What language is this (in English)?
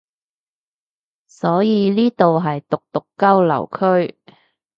Cantonese